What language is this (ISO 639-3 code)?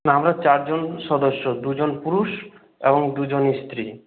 ben